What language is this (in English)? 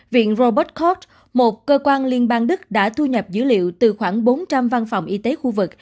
Vietnamese